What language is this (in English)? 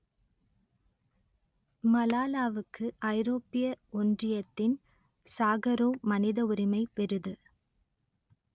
Tamil